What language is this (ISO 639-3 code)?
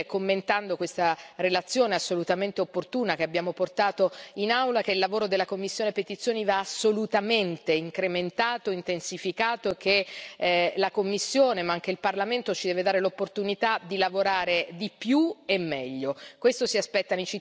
ita